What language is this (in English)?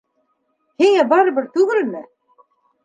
Bashkir